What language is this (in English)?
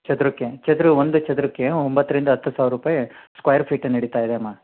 Kannada